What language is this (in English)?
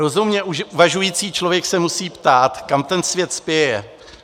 Czech